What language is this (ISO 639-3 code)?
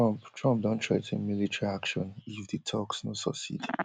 pcm